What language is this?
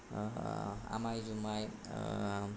Bodo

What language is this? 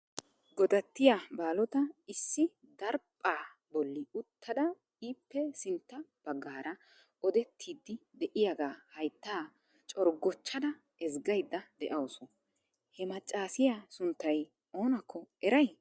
Wolaytta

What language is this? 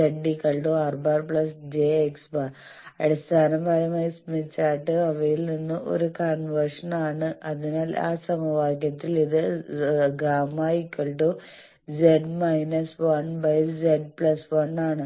Malayalam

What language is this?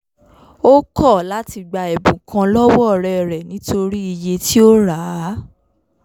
Yoruba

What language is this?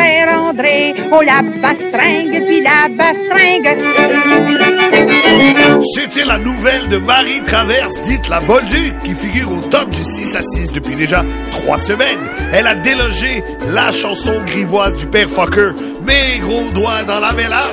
French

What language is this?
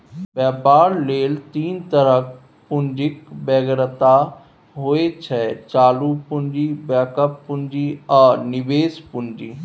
Maithili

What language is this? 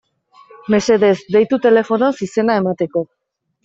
Basque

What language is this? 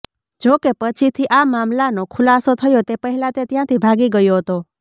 Gujarati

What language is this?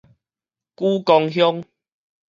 Min Nan Chinese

